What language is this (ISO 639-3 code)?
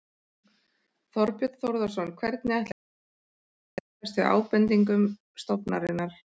isl